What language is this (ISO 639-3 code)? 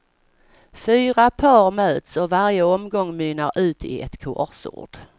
swe